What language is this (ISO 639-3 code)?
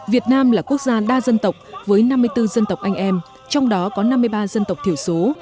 vie